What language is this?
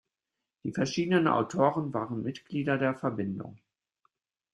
German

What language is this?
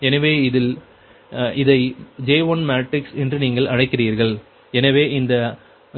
Tamil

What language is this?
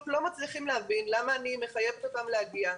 Hebrew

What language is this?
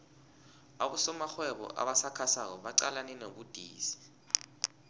South Ndebele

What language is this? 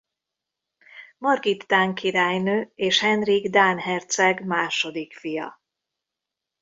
Hungarian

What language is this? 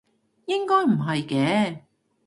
Cantonese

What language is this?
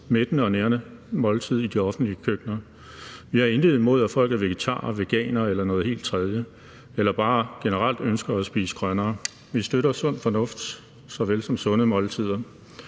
Danish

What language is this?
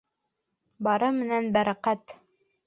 Bashkir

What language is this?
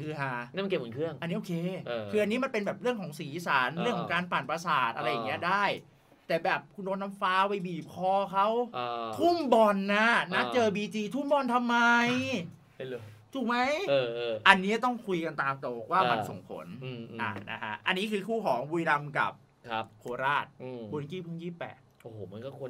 Thai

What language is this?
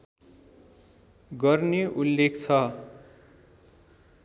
Nepali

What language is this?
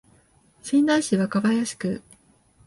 Japanese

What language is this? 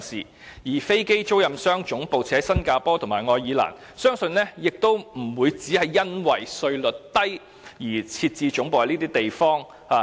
Cantonese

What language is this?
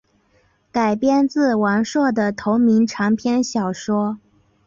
Chinese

